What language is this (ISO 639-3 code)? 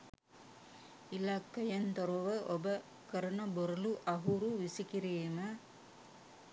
sin